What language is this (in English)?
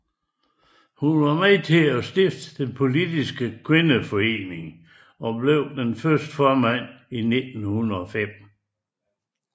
Danish